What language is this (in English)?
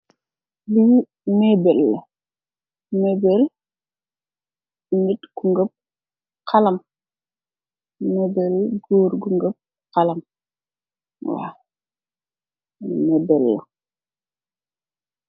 Wolof